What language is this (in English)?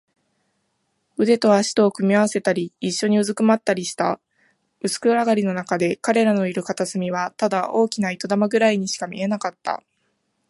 Japanese